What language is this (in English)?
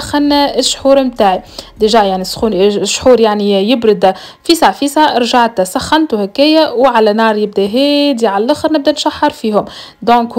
Arabic